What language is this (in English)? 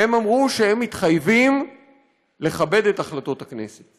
Hebrew